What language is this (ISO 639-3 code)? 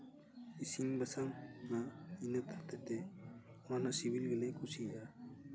sat